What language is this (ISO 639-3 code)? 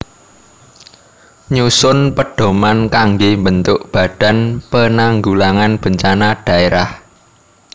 jav